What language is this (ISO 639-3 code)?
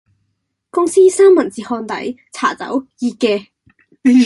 yue